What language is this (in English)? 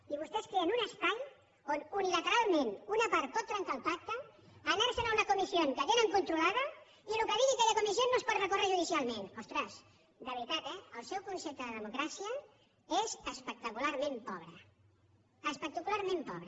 Catalan